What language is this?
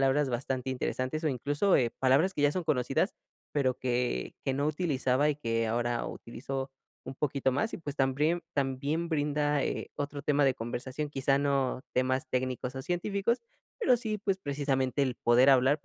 Spanish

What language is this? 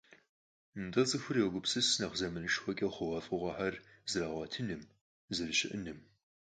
Kabardian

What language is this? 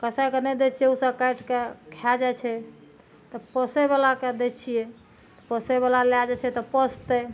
Maithili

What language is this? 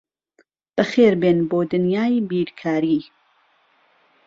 Central Kurdish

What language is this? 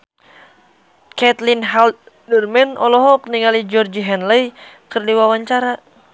Sundanese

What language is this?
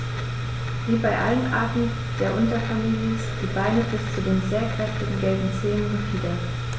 German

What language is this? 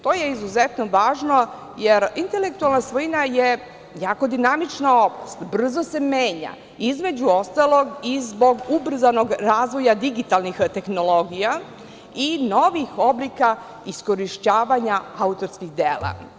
Serbian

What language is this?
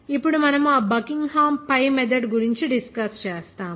Telugu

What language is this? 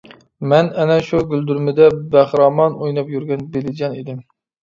Uyghur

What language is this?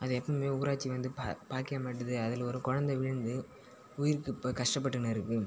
Tamil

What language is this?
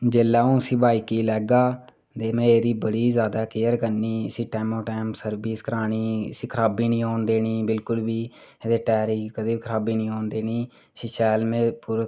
Dogri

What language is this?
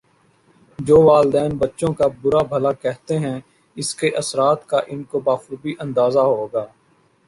Urdu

